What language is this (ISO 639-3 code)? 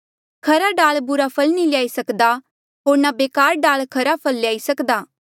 mjl